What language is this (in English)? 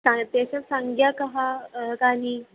Sanskrit